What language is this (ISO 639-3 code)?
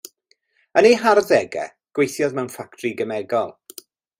cym